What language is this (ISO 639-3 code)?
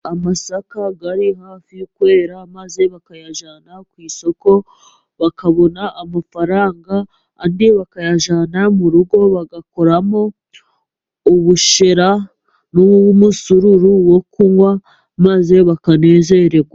kin